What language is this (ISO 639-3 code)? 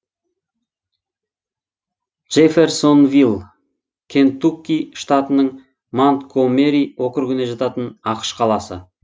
kaz